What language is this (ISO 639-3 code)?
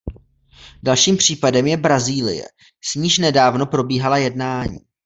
ces